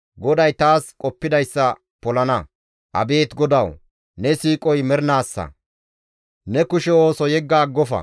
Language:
Gamo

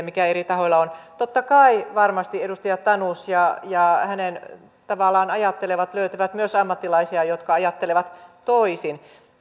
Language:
Finnish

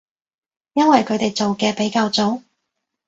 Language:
Cantonese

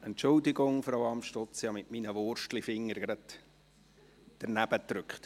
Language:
Swiss German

